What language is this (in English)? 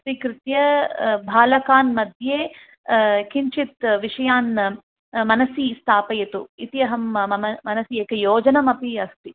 Sanskrit